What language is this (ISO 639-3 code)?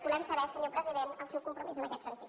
cat